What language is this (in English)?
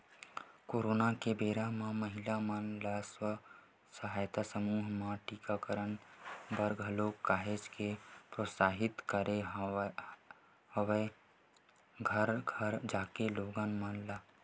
Chhattisgarhi